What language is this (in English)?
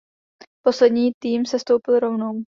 Czech